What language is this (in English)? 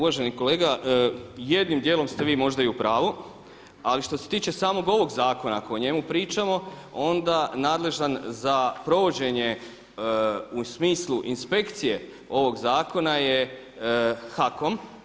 Croatian